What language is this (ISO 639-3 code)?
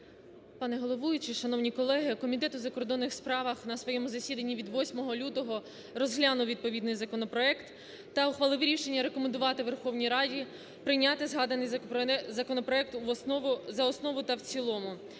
ukr